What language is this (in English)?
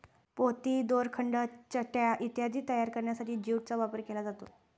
Marathi